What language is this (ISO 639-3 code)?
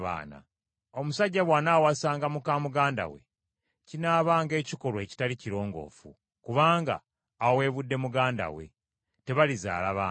lug